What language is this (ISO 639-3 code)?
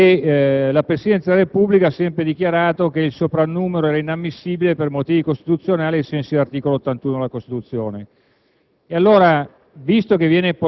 ita